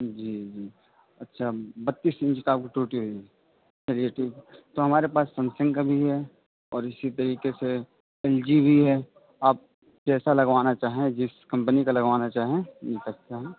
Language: Urdu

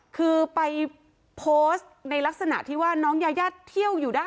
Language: Thai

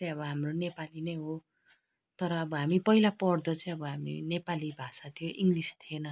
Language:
Nepali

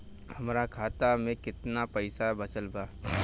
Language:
Bhojpuri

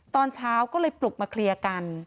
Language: Thai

